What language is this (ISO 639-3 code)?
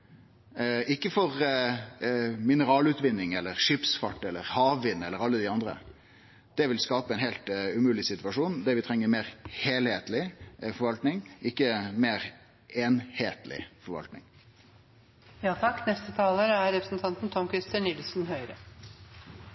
nno